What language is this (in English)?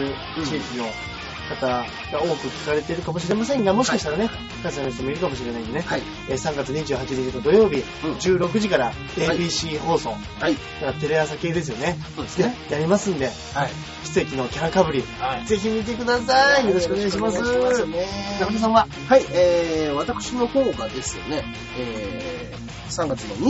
Japanese